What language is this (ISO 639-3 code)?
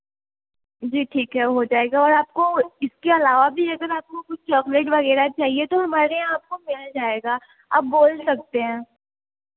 hin